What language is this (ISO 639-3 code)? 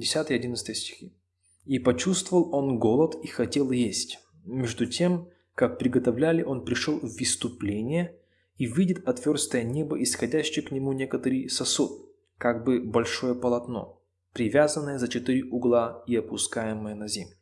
rus